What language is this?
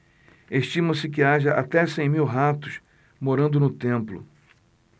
Portuguese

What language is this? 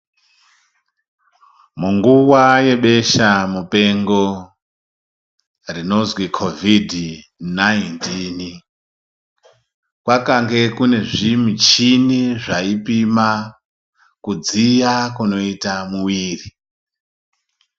Ndau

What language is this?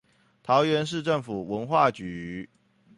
Chinese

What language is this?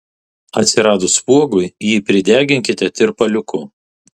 Lithuanian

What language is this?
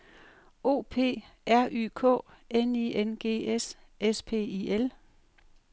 Danish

